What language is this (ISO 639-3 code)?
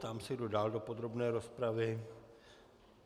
ces